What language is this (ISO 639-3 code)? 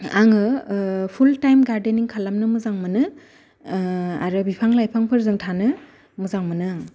brx